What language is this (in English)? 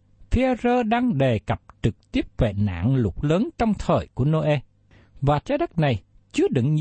Vietnamese